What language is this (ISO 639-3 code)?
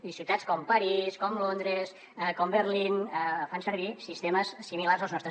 cat